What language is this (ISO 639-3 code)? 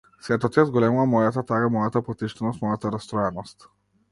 mkd